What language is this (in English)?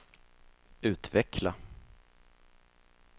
Swedish